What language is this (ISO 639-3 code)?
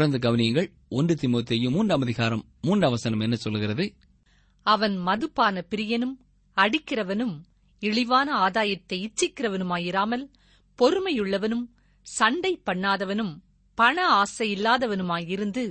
tam